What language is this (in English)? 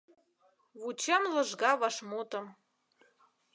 Mari